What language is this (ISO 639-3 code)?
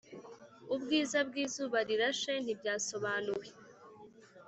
kin